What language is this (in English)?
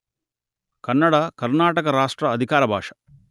Telugu